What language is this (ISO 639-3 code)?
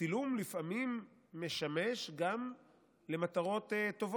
heb